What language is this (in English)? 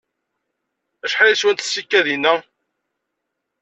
Kabyle